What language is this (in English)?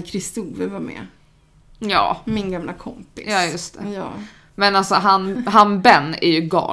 Swedish